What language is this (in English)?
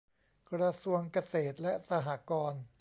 Thai